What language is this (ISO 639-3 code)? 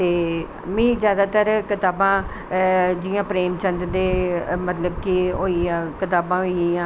doi